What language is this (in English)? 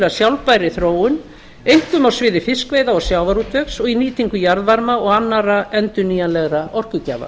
Icelandic